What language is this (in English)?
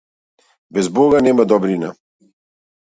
Macedonian